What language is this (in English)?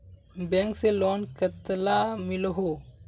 Magahi